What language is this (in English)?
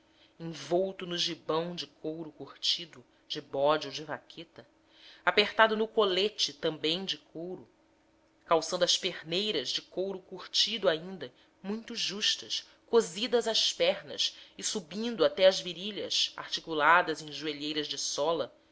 Portuguese